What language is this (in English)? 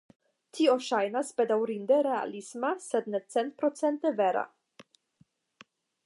Esperanto